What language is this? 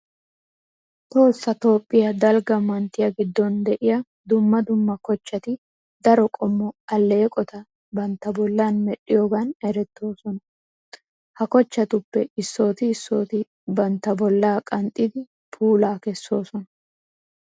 Wolaytta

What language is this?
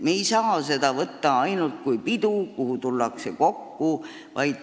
Estonian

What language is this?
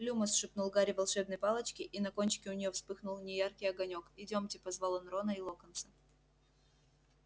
Russian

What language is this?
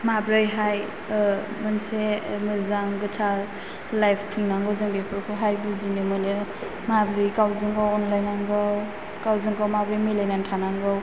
Bodo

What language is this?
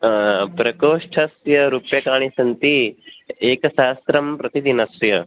Sanskrit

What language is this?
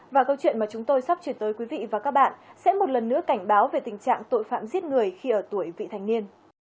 Vietnamese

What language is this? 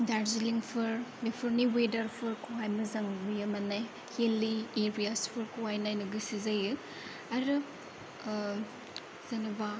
Bodo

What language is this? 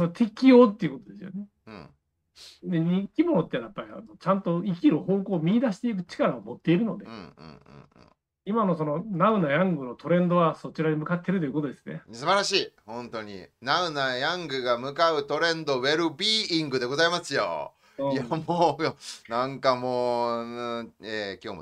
Japanese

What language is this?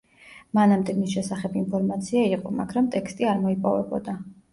Georgian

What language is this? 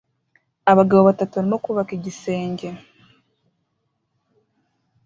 Kinyarwanda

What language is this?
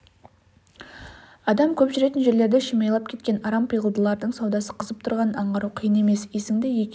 Kazakh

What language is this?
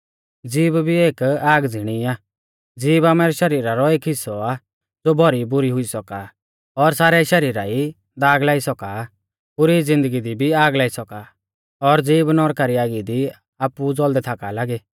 Mahasu Pahari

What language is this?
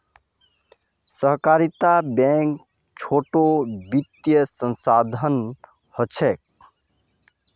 Magahi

